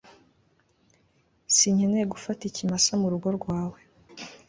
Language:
Kinyarwanda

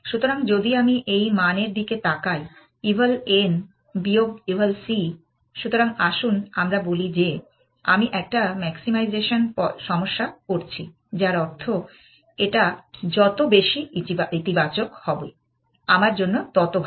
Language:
Bangla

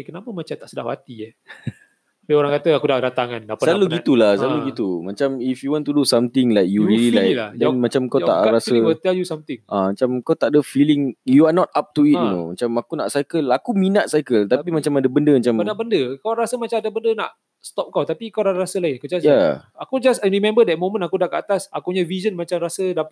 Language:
Malay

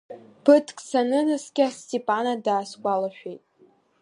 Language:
Abkhazian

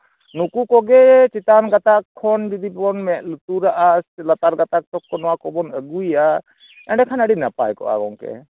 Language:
Santali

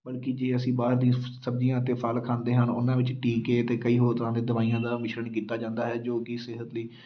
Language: Punjabi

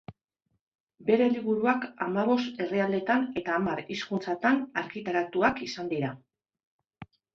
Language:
Basque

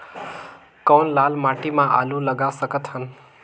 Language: Chhattisgarhi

